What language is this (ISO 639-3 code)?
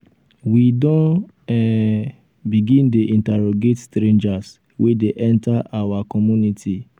pcm